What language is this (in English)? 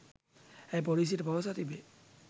Sinhala